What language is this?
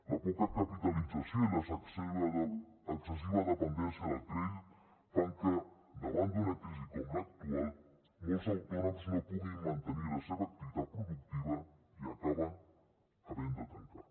Catalan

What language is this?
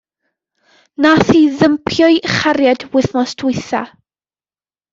Welsh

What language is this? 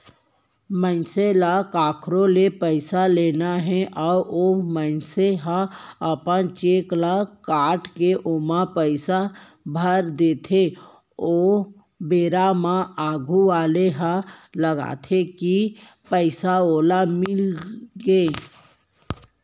Chhattisgarhi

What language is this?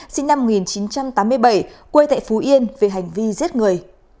Vietnamese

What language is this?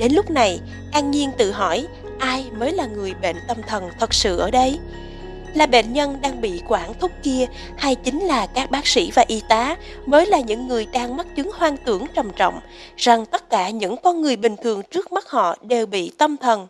Vietnamese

